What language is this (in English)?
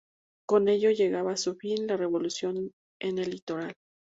Spanish